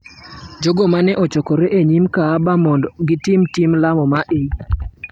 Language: Luo (Kenya and Tanzania)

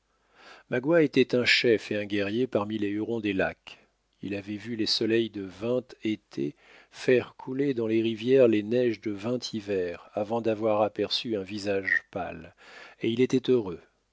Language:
French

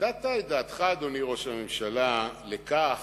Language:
Hebrew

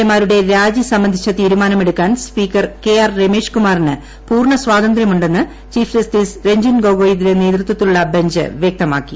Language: Malayalam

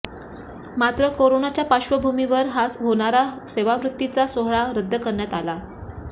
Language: Marathi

